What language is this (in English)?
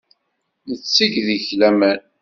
Kabyle